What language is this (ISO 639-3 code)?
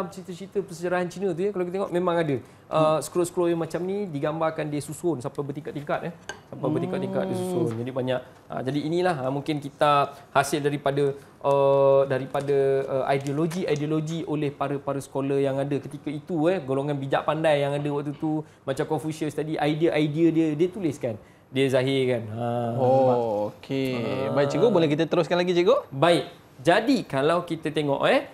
msa